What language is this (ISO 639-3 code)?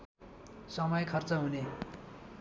nep